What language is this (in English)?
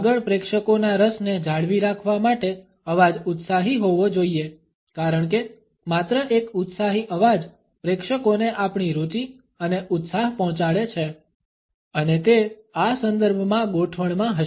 Gujarati